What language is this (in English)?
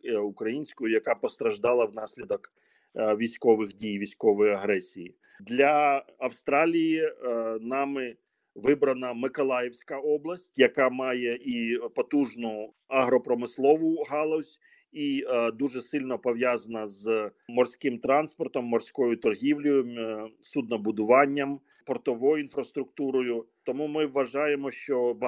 Ukrainian